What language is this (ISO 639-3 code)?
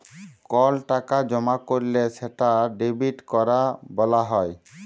ben